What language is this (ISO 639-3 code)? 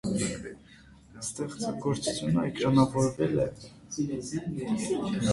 hye